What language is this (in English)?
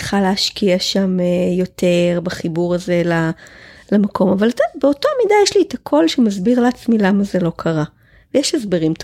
Hebrew